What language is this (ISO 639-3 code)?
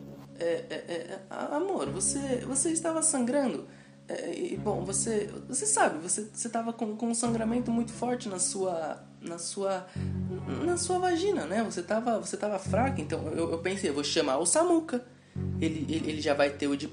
por